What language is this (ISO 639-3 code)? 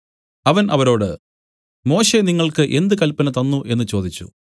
mal